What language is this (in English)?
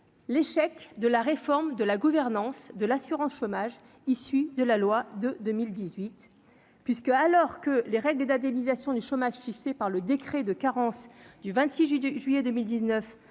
French